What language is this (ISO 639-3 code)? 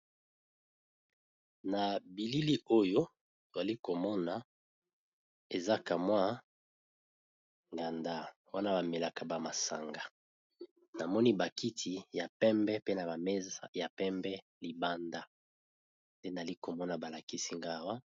lin